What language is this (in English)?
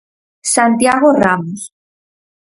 Galician